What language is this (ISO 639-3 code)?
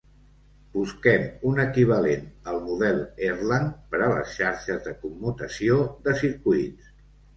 cat